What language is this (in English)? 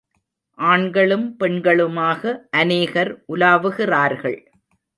Tamil